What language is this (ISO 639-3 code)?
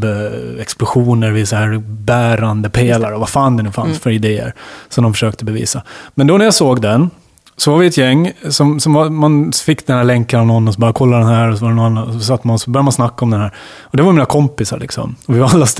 swe